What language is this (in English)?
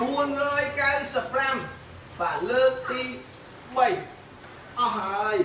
Vietnamese